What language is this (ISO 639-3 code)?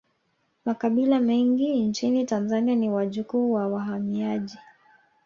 swa